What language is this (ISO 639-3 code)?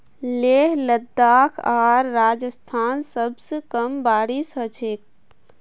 mag